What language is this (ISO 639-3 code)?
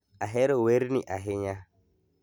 luo